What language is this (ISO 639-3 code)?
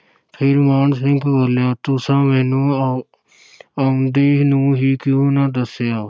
pan